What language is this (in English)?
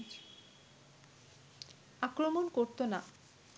Bangla